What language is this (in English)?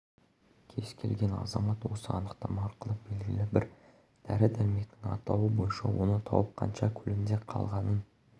Kazakh